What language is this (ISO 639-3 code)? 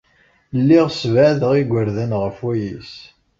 kab